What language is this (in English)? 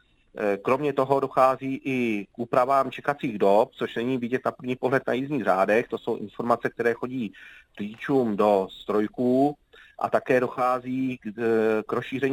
Czech